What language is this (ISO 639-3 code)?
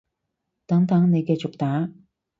yue